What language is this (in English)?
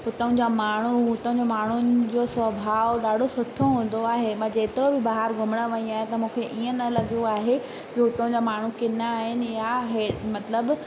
Sindhi